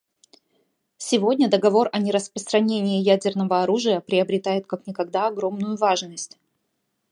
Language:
Russian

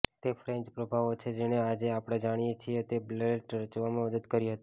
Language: Gujarati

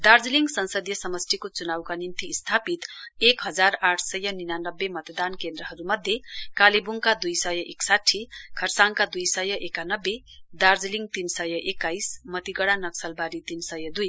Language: Nepali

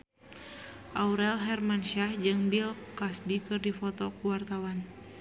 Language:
Sundanese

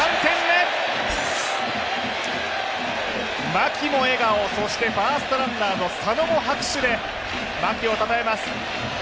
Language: Japanese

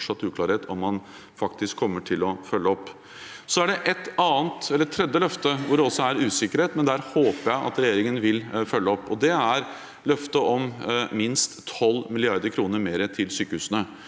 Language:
Norwegian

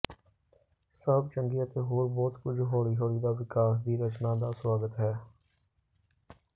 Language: Punjabi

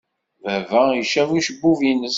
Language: Kabyle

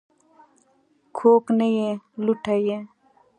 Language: Pashto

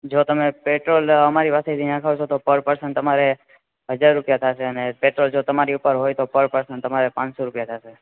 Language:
Gujarati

